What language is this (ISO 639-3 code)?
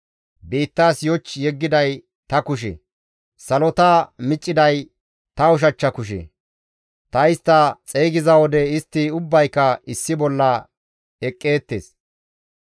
gmv